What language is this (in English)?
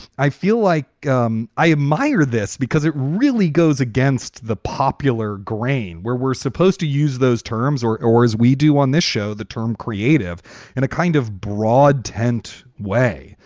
English